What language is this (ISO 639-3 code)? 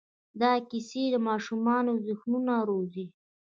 pus